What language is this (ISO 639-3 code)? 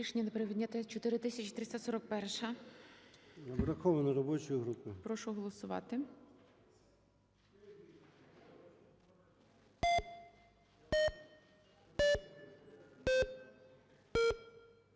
ukr